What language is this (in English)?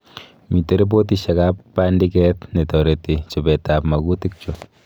Kalenjin